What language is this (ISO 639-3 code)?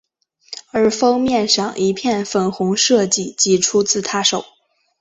zho